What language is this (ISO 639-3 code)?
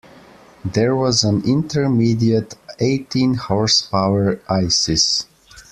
eng